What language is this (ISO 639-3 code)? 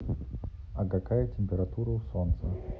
rus